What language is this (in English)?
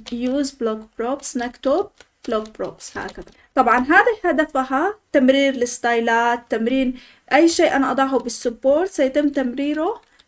Arabic